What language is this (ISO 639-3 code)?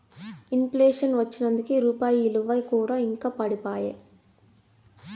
tel